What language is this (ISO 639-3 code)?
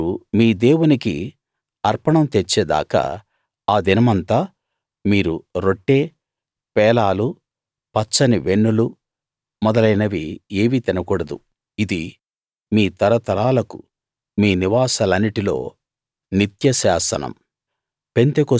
tel